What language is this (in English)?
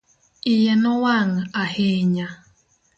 Luo (Kenya and Tanzania)